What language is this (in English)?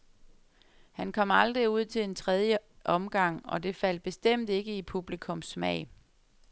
Danish